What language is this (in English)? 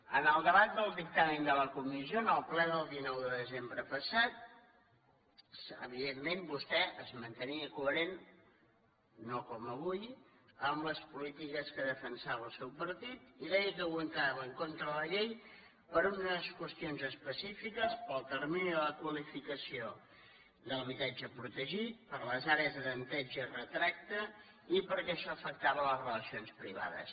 Catalan